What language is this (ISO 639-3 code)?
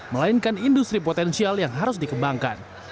ind